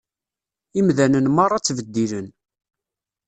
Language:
Kabyle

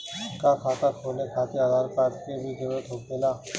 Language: Bhojpuri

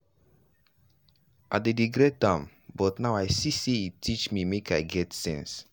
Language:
Nigerian Pidgin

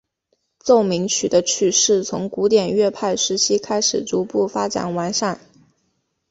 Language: Chinese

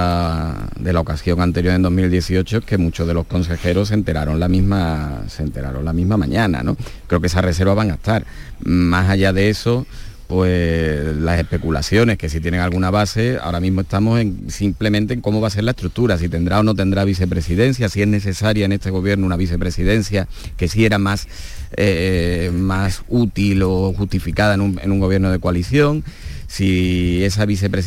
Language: Spanish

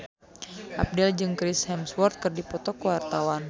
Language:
Sundanese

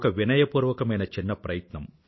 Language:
Telugu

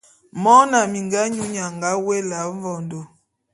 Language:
Bulu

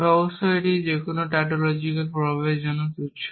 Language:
Bangla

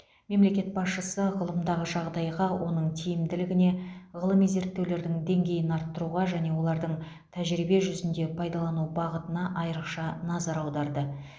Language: Kazakh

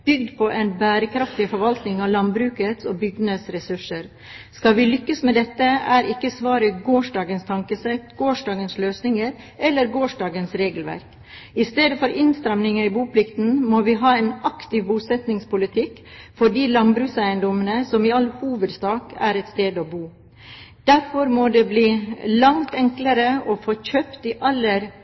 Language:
Norwegian Bokmål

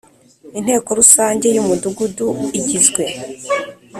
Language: Kinyarwanda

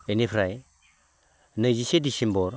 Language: Bodo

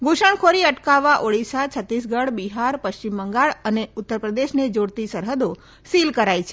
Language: Gujarati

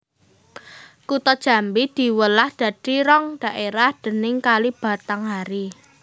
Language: Javanese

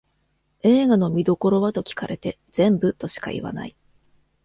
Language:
Japanese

